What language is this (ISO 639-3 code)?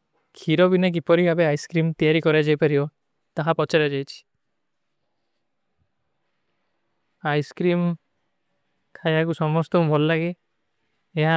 uki